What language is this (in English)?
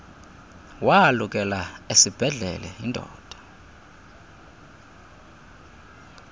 Xhosa